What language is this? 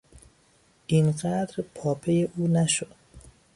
Persian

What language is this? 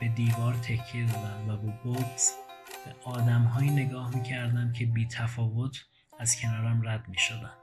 Persian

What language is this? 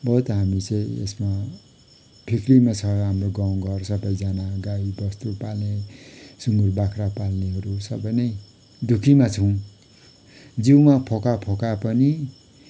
Nepali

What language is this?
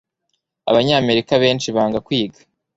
Kinyarwanda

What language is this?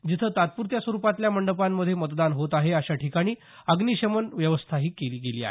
Marathi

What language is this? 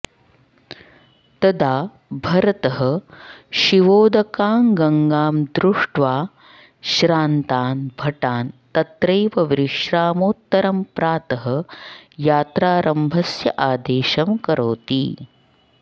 Sanskrit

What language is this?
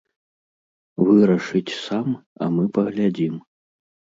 Belarusian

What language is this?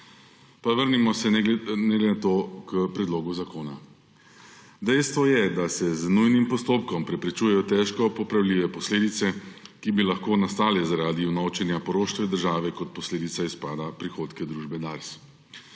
Slovenian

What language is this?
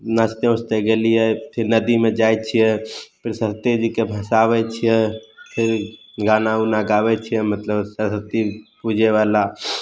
Maithili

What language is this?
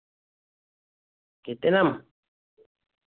Santali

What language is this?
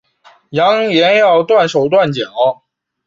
Chinese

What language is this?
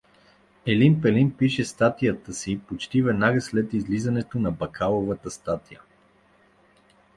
Bulgarian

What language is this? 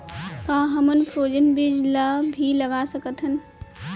Chhattisgarhi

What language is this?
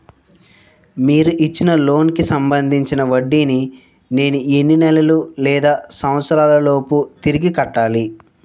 Telugu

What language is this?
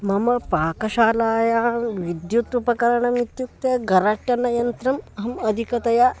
Sanskrit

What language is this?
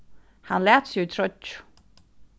Faroese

